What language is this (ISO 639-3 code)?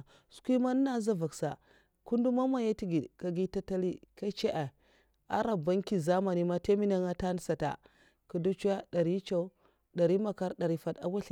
maf